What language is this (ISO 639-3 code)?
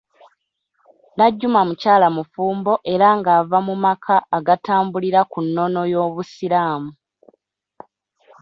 lug